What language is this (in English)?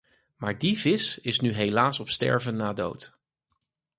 Dutch